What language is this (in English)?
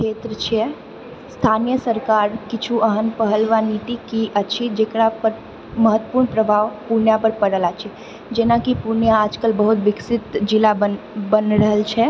Maithili